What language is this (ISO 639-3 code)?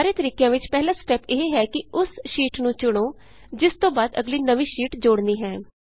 pan